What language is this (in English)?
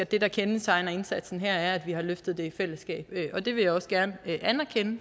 Danish